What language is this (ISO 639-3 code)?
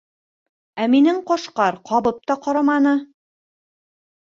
bak